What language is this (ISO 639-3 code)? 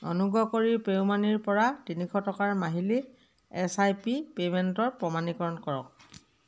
asm